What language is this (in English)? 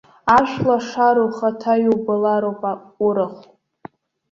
Abkhazian